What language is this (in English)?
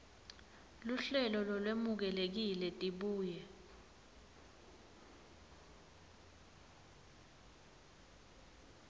Swati